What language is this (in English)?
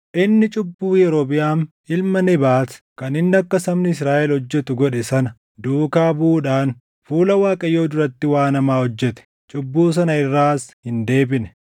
Oromo